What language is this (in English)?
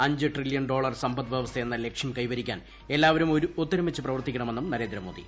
Malayalam